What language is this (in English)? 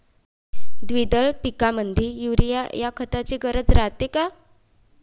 Marathi